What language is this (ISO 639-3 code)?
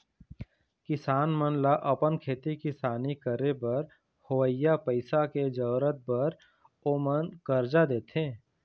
hne